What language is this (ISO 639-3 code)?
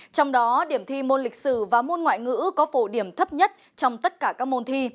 vie